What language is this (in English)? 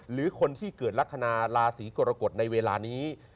Thai